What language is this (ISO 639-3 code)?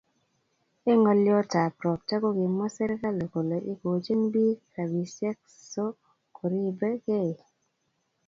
kln